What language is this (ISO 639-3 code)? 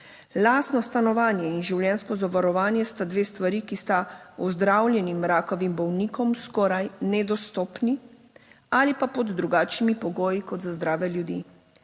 slv